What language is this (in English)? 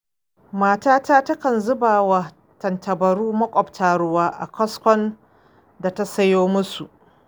Hausa